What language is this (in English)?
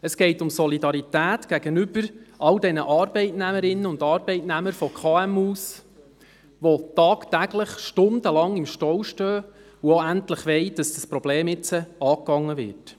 Swiss German